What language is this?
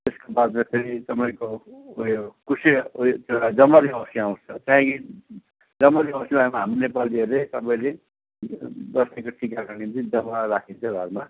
Nepali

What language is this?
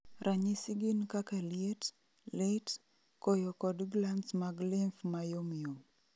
Luo (Kenya and Tanzania)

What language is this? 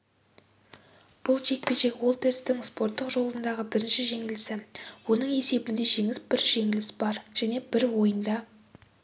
Kazakh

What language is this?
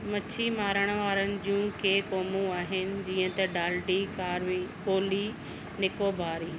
Sindhi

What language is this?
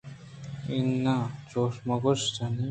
Eastern Balochi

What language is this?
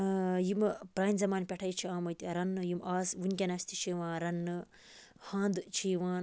Kashmiri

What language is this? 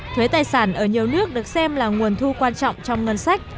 Vietnamese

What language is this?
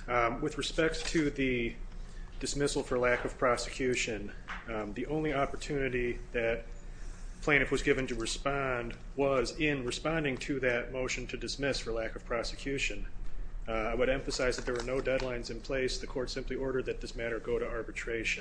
English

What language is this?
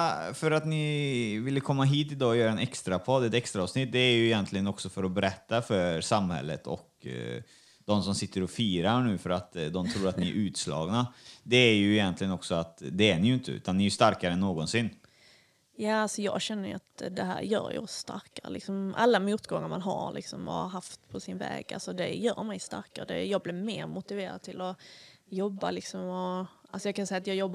Swedish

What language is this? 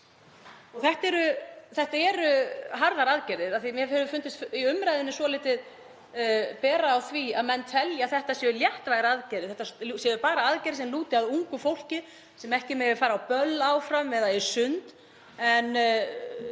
Icelandic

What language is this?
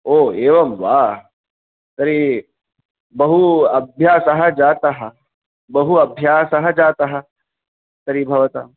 Sanskrit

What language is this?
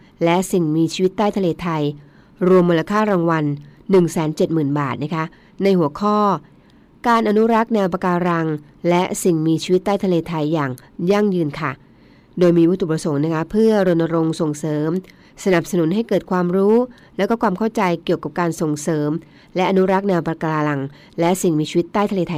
Thai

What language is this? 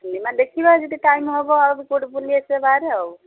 Odia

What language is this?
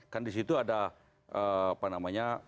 Indonesian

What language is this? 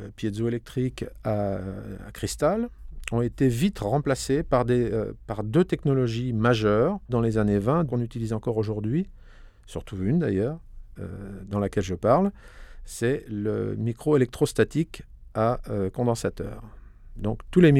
French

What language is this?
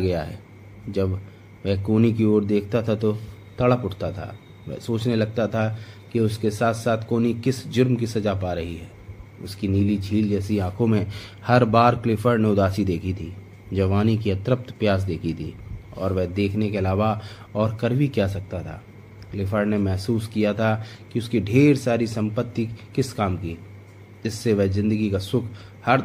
Hindi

